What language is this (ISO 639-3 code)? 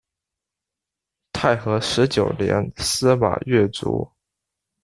zho